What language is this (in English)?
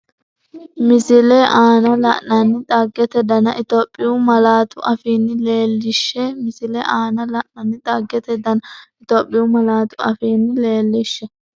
Sidamo